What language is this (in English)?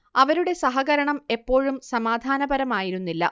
Malayalam